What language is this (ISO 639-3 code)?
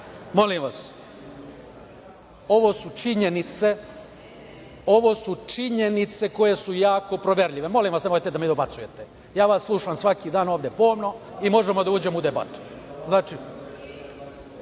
srp